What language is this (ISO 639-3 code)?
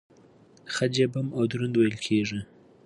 pus